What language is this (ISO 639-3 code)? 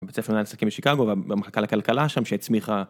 heb